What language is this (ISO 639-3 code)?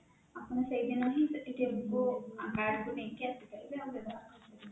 ori